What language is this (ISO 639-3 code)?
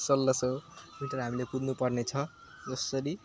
nep